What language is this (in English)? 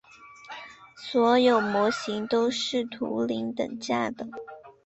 Chinese